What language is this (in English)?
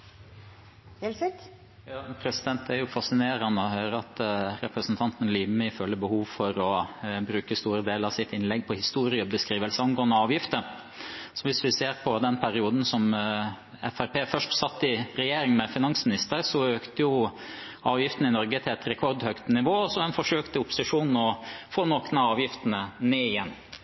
Norwegian Bokmål